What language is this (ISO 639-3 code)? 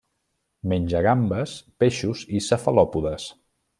cat